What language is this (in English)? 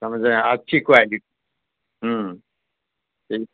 Urdu